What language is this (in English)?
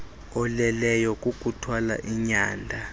Xhosa